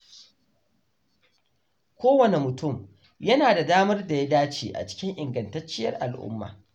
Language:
Hausa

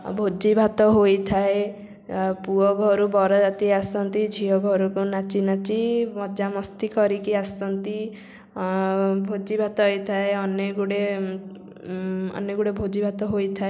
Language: Odia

